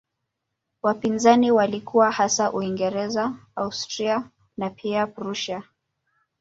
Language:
Swahili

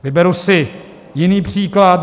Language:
Czech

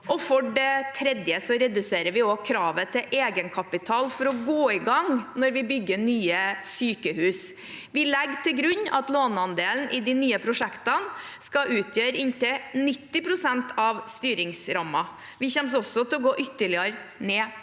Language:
Norwegian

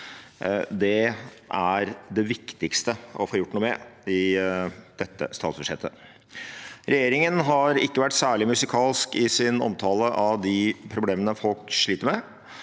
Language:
Norwegian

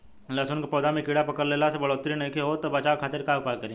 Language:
Bhojpuri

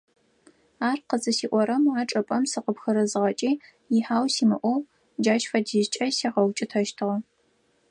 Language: Adyghe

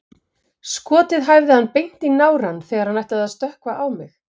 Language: Icelandic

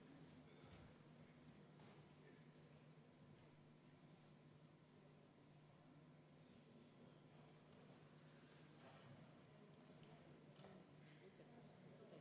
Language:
Estonian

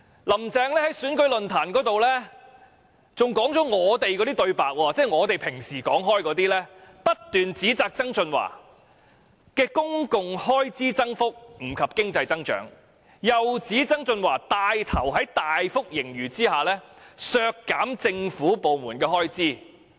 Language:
Cantonese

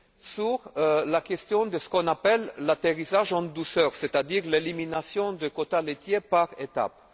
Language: French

